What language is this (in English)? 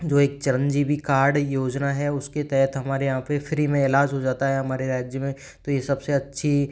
Hindi